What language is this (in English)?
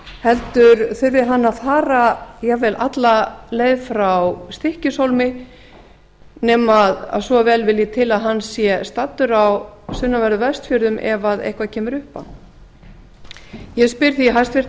Icelandic